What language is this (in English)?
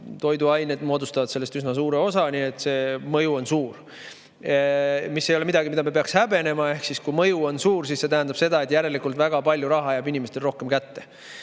Estonian